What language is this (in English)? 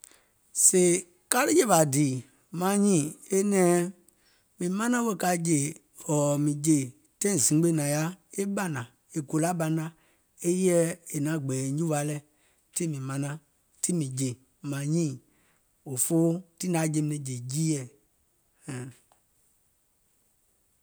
Gola